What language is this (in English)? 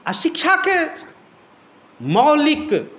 Maithili